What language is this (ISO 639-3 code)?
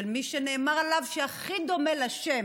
heb